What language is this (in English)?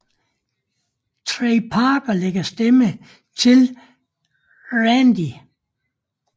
Danish